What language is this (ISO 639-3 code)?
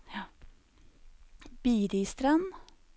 nor